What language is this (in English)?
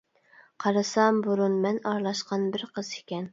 Uyghur